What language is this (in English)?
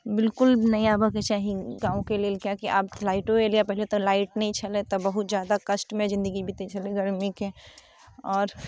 Maithili